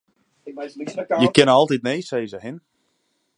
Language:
Western Frisian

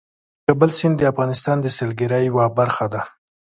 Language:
Pashto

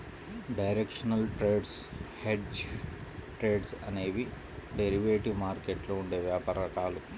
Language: Telugu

